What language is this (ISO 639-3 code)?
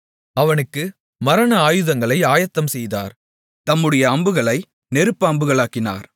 tam